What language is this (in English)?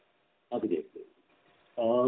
Marathi